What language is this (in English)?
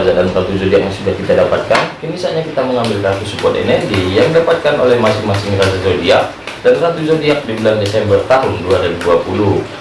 Indonesian